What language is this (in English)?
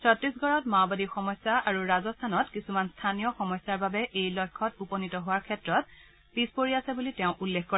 Assamese